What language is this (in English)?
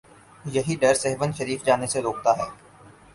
Urdu